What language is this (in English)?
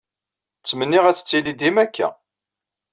Kabyle